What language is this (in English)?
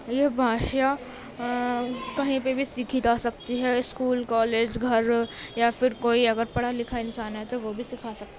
Urdu